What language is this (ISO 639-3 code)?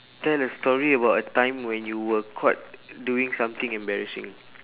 eng